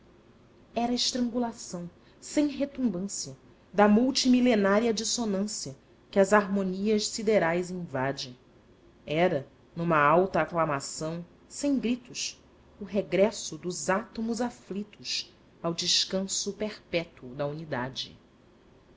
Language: Portuguese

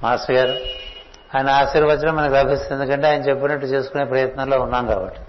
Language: Telugu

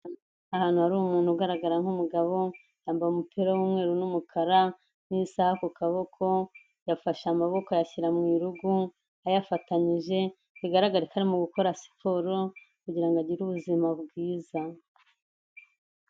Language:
Kinyarwanda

